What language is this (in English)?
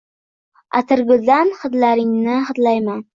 Uzbek